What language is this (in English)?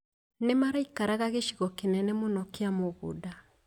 Kikuyu